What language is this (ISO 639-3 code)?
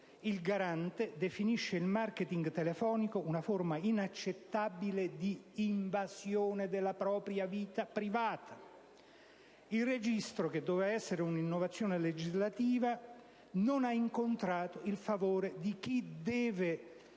ita